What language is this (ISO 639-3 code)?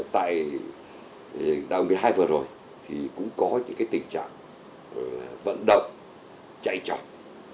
vie